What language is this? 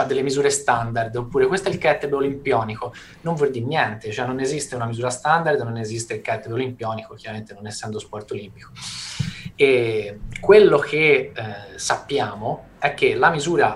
Italian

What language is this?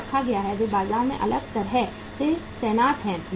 Hindi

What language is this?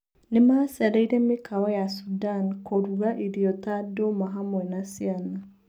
Kikuyu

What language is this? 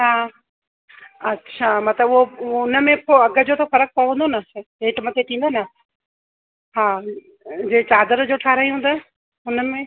Sindhi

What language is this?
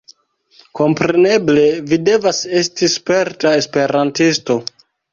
Esperanto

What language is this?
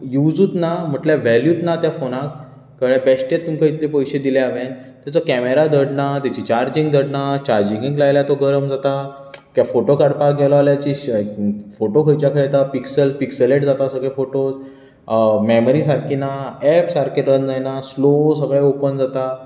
Konkani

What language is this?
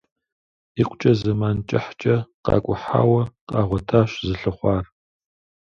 Kabardian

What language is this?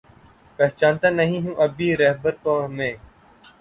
Urdu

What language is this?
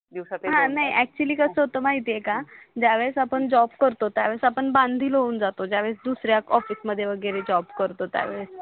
Marathi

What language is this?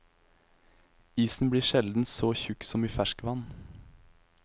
Norwegian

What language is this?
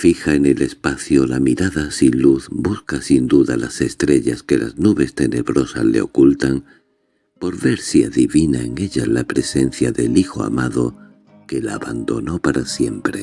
Spanish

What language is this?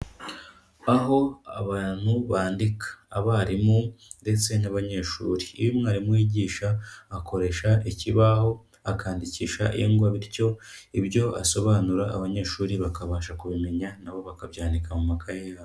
Kinyarwanda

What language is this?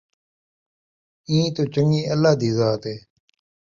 Saraiki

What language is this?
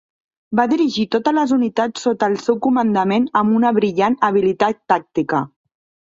Catalan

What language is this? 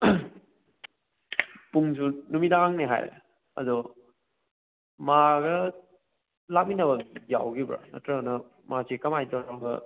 Manipuri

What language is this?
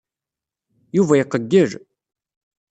Kabyle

